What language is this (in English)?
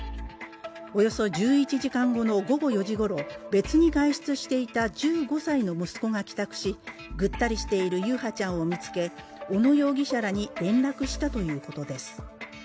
Japanese